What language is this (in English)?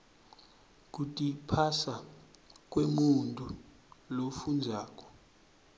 Swati